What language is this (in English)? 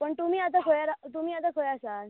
Konkani